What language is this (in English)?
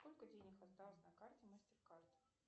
Russian